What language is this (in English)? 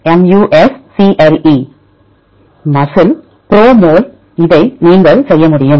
Tamil